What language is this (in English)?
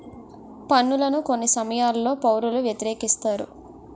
Telugu